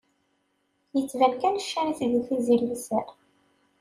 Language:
Kabyle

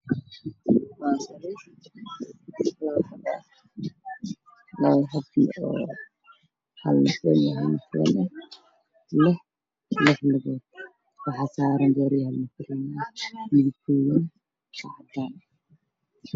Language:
Somali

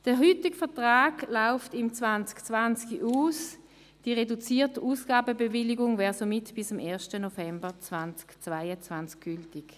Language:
Swiss German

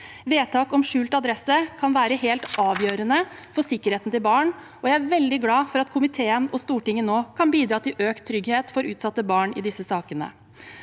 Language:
Norwegian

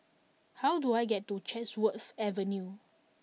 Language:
English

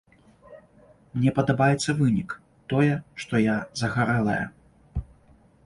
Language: Belarusian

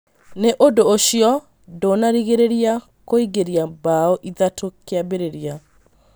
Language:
Kikuyu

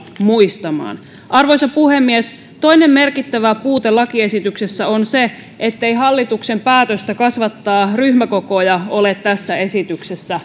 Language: Finnish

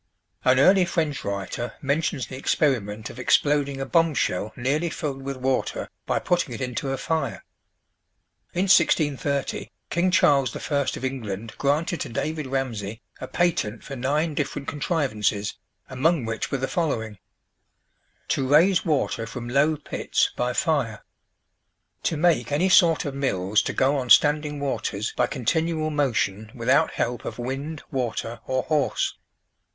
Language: English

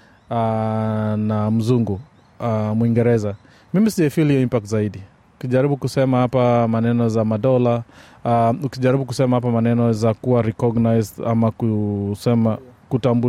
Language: Swahili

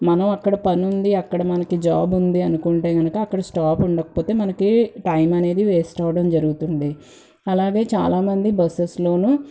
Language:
Telugu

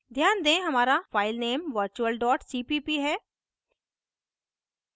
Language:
Hindi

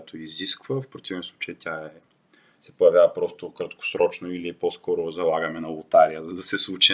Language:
Bulgarian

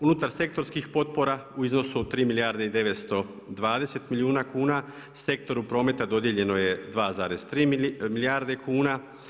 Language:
Croatian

